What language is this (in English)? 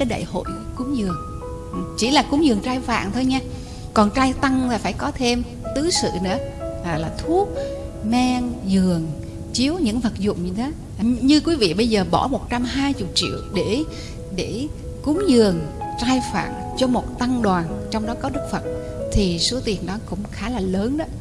Vietnamese